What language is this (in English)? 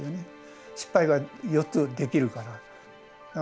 Japanese